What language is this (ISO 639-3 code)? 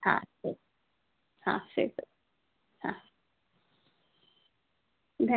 san